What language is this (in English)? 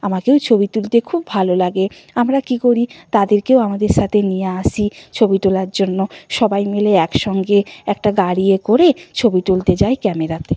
Bangla